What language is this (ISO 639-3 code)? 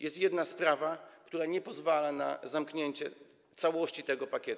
pol